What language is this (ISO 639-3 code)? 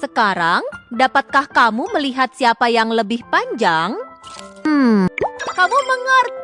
ind